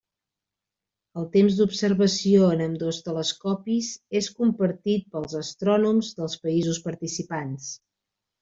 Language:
Catalan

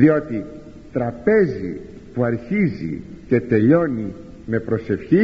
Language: Greek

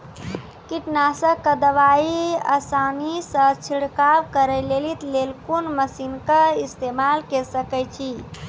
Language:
Maithili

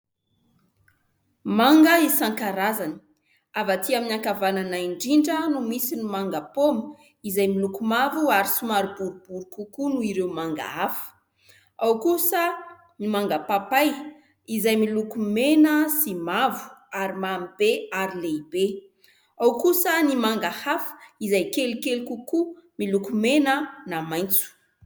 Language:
Malagasy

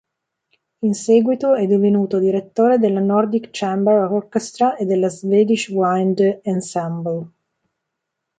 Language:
Italian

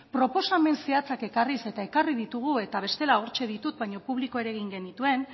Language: Basque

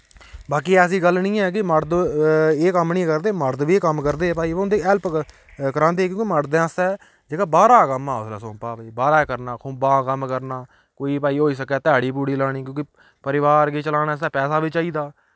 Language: Dogri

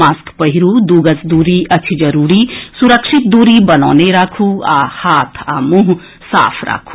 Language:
Maithili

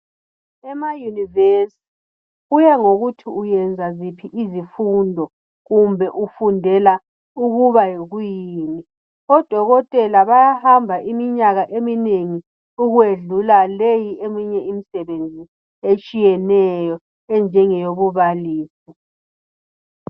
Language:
North Ndebele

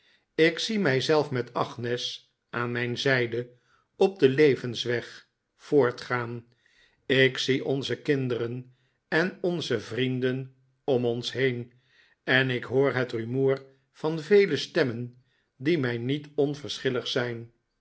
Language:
Dutch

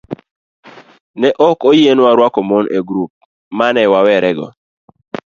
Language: Luo (Kenya and Tanzania)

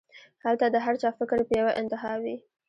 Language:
Pashto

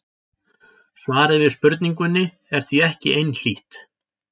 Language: Icelandic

